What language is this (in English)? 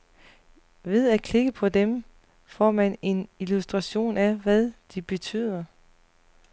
Danish